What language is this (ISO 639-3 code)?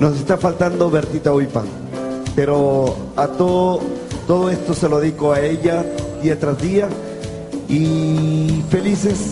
spa